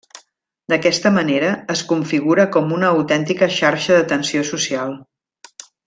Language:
Catalan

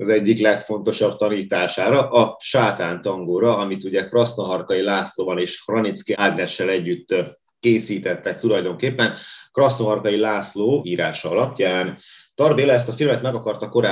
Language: Hungarian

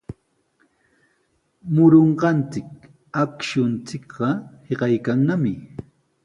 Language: Sihuas Ancash Quechua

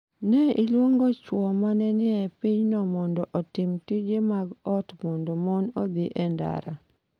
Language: Luo (Kenya and Tanzania)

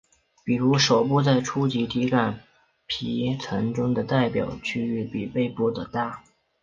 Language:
Chinese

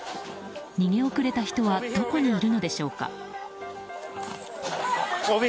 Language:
Japanese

